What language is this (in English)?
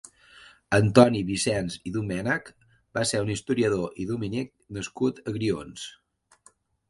Catalan